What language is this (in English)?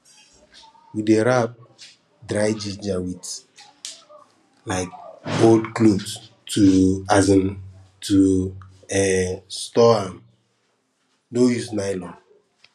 Nigerian Pidgin